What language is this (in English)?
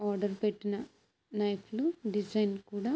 Telugu